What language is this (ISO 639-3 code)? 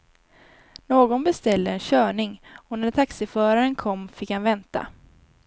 swe